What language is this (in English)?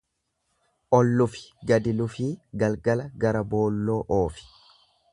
Oromo